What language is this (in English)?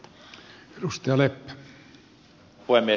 Finnish